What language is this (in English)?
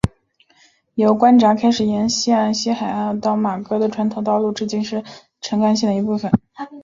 Chinese